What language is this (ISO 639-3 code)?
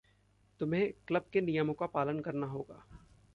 hin